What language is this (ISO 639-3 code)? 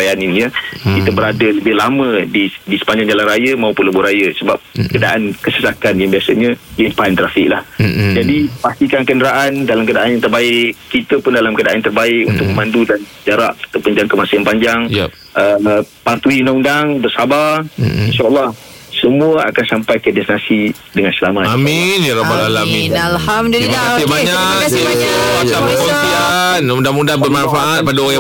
msa